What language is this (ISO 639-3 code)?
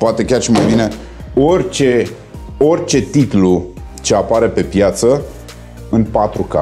ron